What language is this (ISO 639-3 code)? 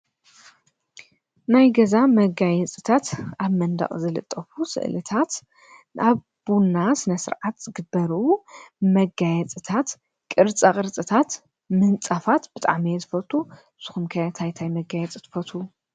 tir